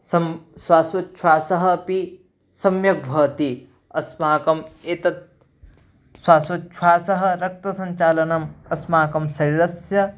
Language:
Sanskrit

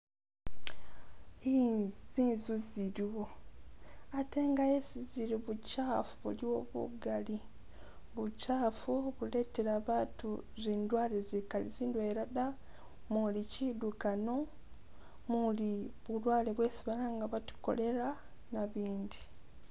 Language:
Masaaba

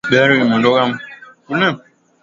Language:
Swahili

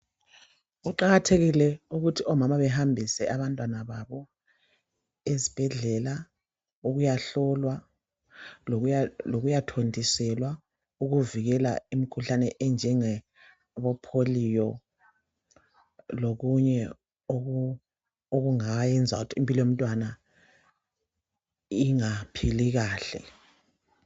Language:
North Ndebele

